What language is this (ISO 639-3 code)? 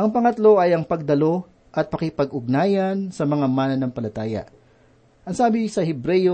fil